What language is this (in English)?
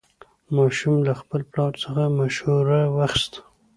Pashto